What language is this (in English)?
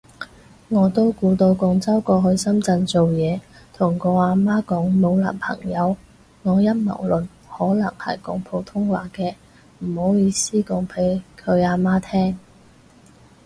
Cantonese